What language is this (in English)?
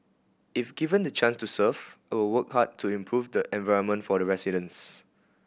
English